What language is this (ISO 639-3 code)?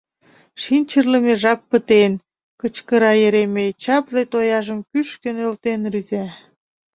chm